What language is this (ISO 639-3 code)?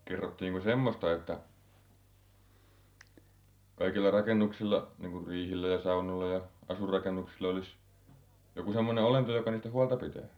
fin